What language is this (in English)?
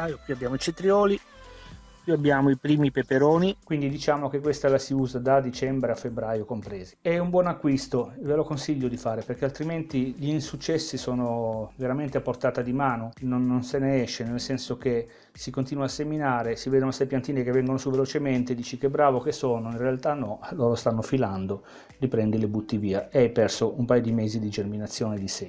Italian